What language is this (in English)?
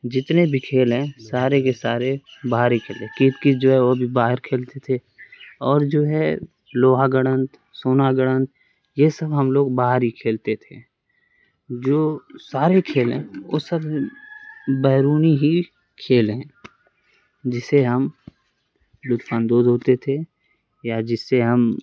Urdu